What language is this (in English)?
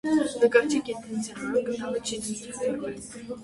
Armenian